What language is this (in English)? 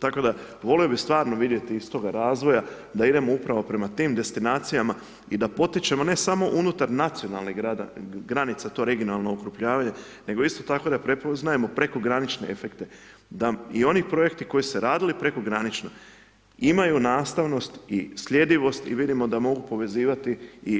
Croatian